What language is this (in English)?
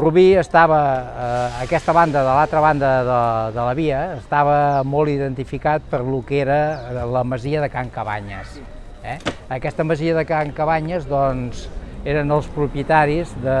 Catalan